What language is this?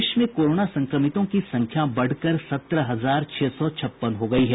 Hindi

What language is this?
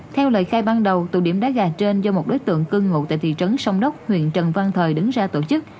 Vietnamese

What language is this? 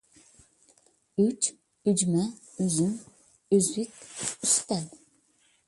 Uyghur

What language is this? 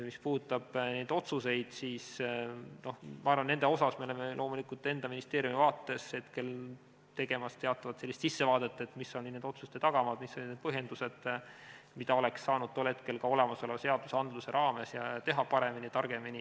Estonian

